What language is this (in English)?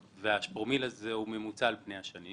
Hebrew